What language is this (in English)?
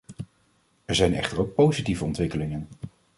Dutch